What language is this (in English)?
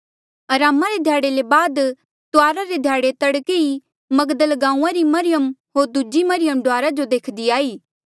Mandeali